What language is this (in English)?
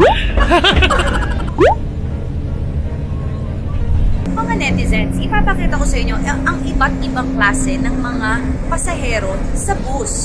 Filipino